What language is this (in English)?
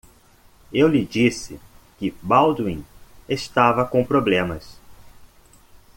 Portuguese